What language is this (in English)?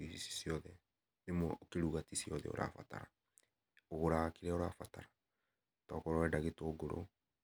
Kikuyu